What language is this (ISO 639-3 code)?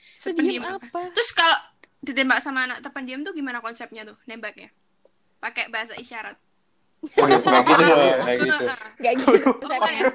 ind